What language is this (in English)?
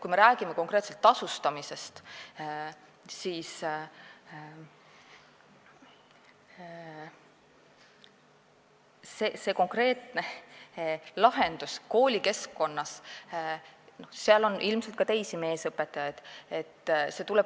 Estonian